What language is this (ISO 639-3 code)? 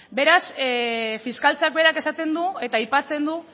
eus